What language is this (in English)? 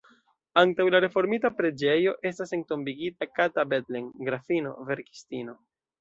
Esperanto